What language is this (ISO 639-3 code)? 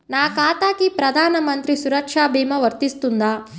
tel